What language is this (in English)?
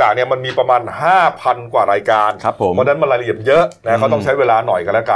Thai